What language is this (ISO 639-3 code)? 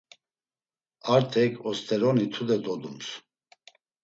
lzz